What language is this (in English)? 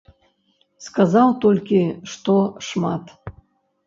Belarusian